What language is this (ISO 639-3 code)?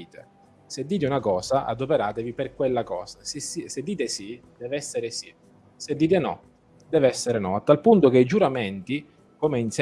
ita